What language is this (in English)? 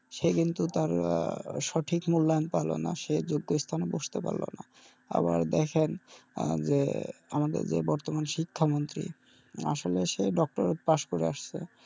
Bangla